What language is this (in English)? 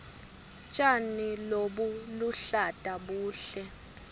Swati